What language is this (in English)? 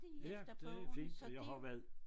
Danish